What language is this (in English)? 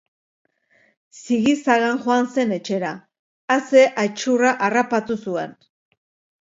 Basque